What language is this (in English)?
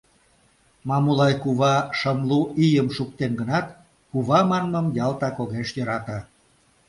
Mari